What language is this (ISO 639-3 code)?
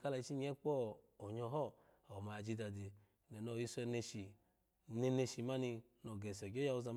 ala